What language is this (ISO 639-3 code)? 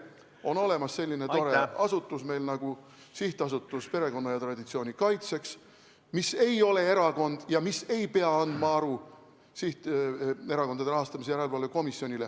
est